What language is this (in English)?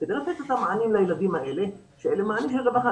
Hebrew